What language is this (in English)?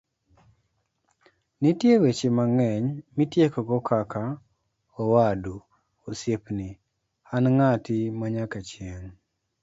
Luo (Kenya and Tanzania)